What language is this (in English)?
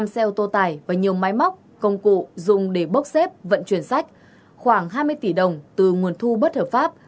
Vietnamese